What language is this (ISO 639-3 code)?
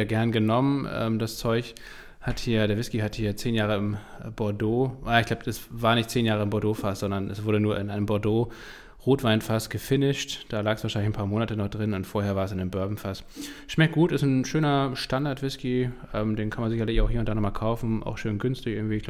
deu